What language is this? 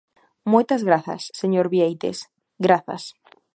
Galician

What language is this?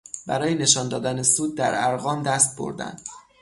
Persian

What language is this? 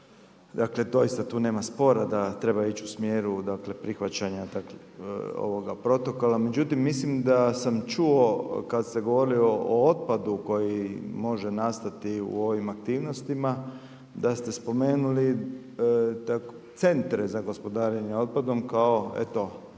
Croatian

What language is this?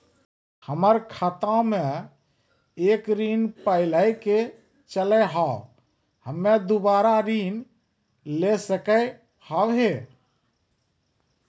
Maithili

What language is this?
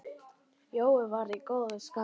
Icelandic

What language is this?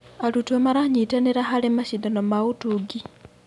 Kikuyu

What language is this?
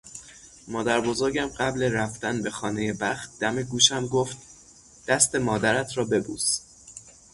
Persian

